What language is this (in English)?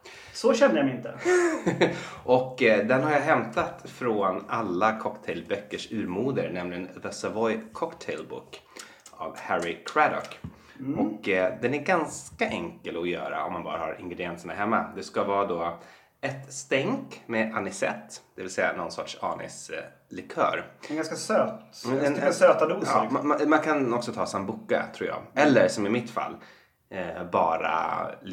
Swedish